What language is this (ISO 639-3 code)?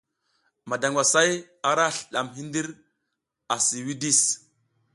giz